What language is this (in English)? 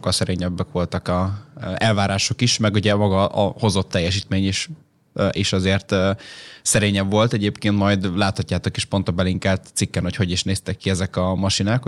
Hungarian